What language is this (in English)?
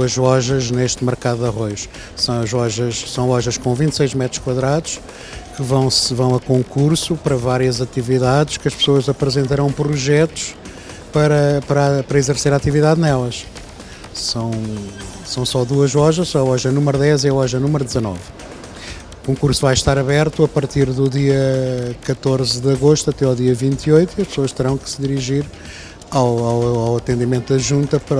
Portuguese